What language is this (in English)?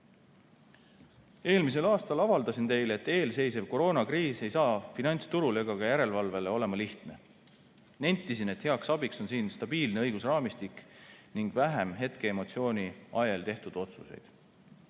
Estonian